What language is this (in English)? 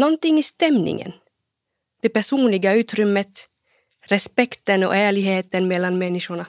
Swedish